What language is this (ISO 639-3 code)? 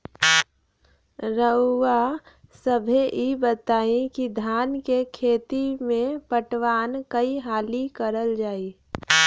bho